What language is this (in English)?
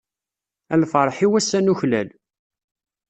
Kabyle